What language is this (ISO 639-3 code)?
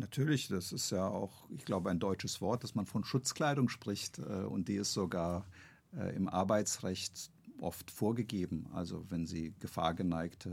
deu